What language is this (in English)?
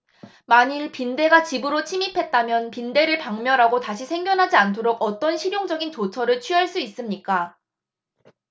Korean